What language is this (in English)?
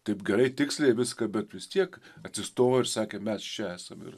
Lithuanian